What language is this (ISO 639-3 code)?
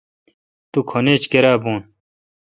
xka